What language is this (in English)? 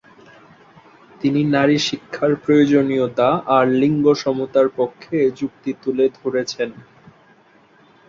Bangla